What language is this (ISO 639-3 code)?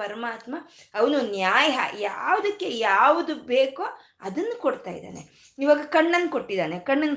kan